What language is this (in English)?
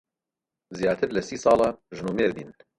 Central Kurdish